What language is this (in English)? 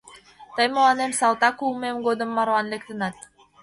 Mari